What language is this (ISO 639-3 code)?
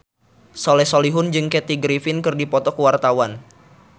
sun